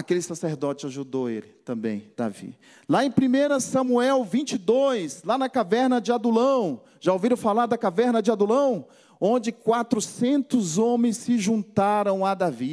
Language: Portuguese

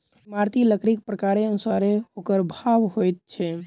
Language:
Maithili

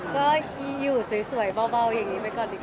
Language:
Thai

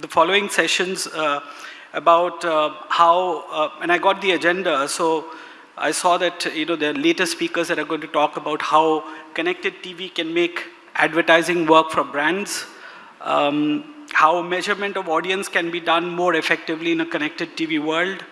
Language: English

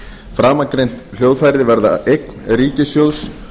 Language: Icelandic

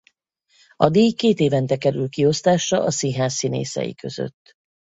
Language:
Hungarian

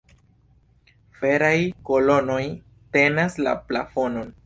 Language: Esperanto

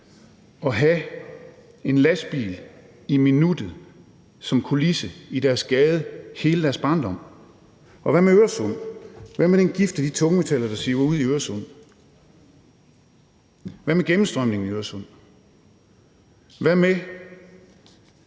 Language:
Danish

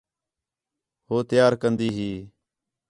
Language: Khetrani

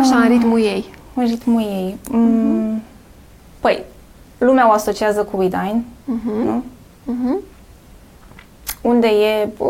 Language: Romanian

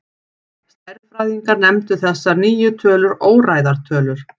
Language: Icelandic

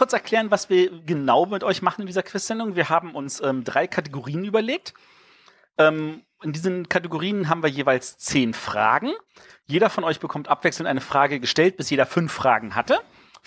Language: German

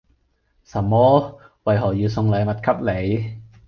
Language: Cantonese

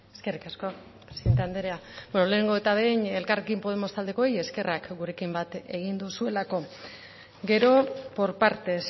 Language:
Basque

